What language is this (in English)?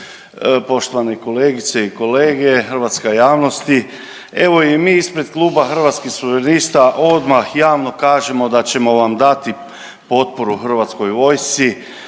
Croatian